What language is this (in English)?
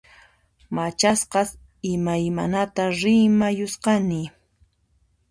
Puno Quechua